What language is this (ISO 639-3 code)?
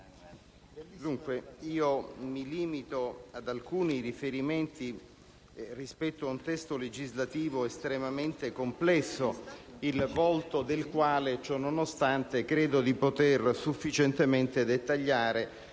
ita